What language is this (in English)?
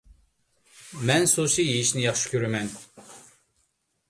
Uyghur